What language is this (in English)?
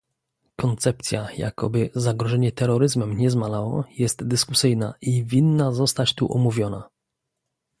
Polish